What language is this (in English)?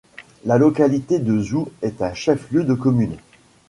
French